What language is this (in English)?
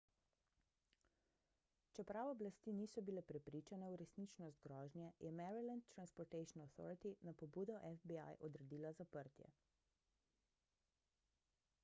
Slovenian